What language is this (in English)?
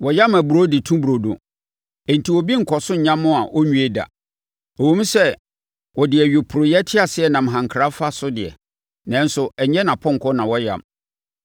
Akan